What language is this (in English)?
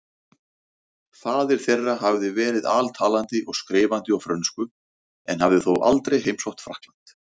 Icelandic